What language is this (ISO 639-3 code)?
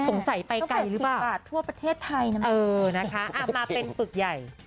tha